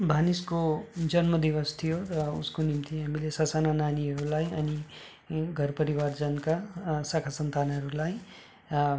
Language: Nepali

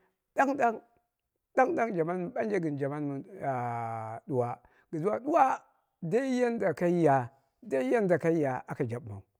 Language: Dera (Nigeria)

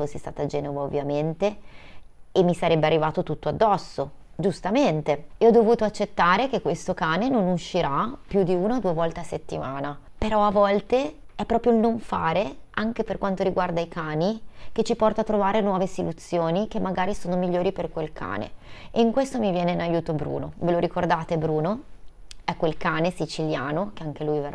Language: Italian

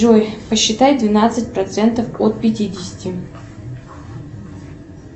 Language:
Russian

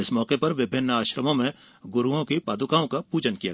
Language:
Hindi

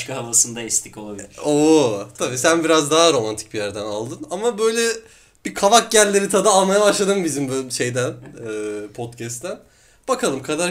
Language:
Turkish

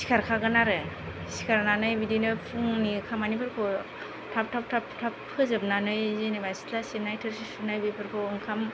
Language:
Bodo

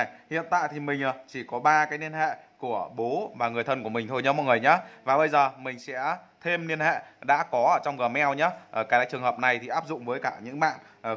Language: Vietnamese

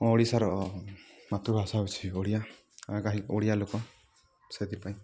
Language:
Odia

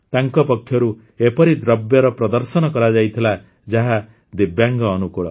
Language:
Odia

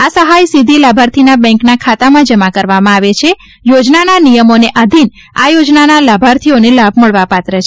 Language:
Gujarati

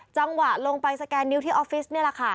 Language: Thai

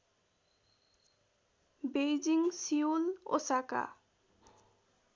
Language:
Nepali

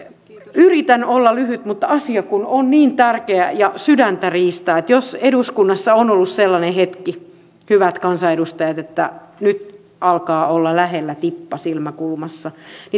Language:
Finnish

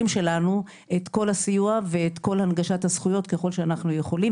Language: Hebrew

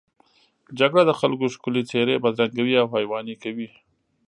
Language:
Pashto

